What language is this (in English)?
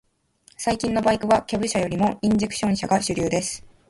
Japanese